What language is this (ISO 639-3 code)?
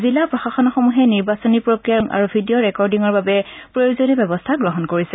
asm